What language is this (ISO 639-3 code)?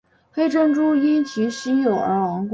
zho